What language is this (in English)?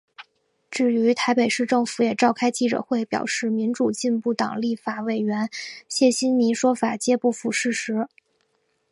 Chinese